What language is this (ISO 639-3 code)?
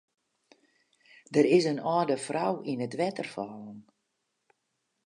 fry